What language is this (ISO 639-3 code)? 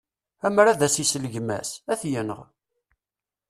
kab